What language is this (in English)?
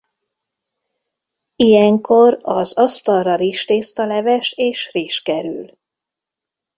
Hungarian